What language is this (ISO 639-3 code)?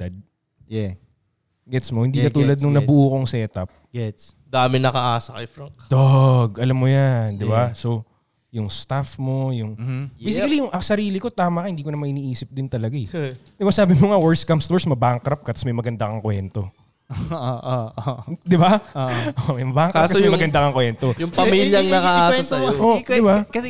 fil